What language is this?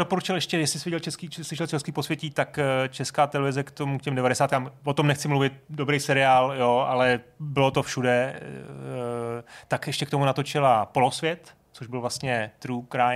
Czech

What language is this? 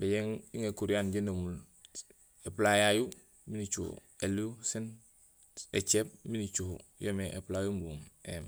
Gusilay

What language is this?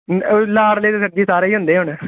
Punjabi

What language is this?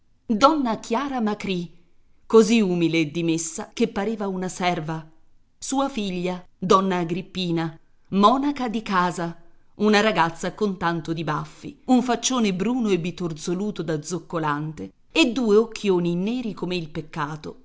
Italian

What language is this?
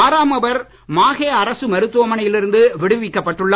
Tamil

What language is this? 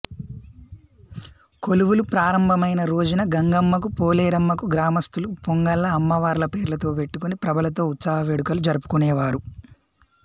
Telugu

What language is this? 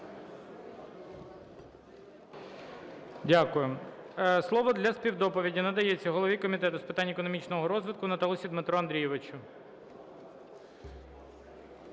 Ukrainian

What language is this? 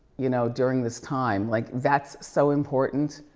English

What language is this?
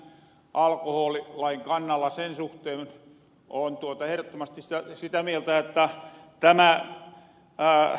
Finnish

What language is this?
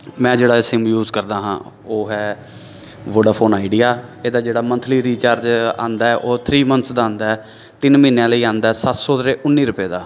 Punjabi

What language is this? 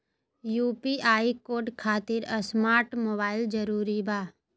Magahi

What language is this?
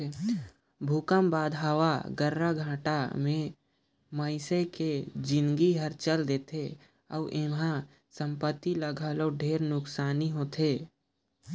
Chhattisgarhi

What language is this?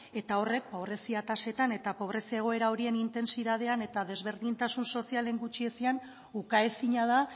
Basque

